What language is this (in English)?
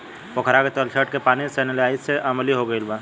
Bhojpuri